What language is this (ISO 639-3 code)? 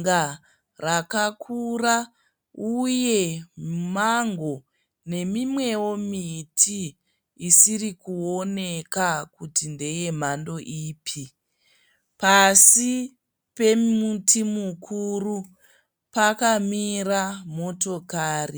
sna